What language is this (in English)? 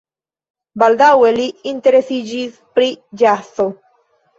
Esperanto